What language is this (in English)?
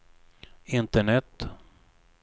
Swedish